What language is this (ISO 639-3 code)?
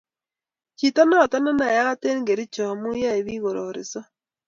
kln